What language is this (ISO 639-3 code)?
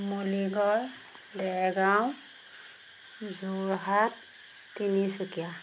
asm